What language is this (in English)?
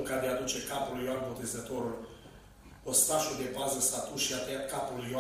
Romanian